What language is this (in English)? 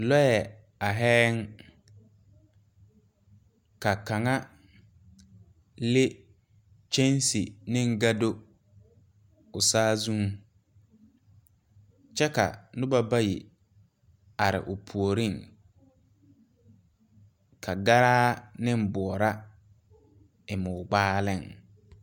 Southern Dagaare